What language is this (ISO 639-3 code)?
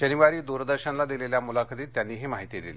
mar